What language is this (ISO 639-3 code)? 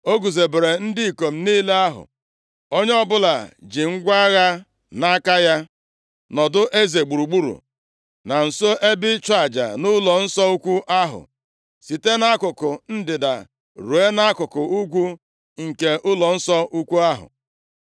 ibo